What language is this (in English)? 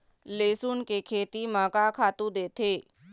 Chhattisgarhi